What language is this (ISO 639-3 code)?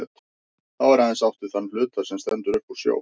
isl